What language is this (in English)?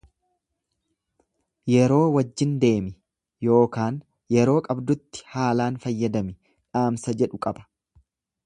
Oromo